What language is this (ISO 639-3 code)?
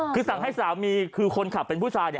tha